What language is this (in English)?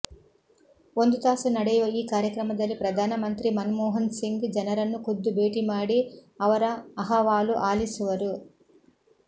Kannada